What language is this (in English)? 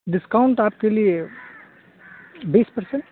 Urdu